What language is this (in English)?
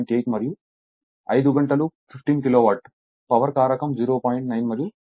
Telugu